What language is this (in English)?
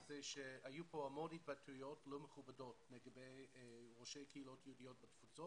Hebrew